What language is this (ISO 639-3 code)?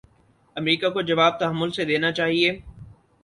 urd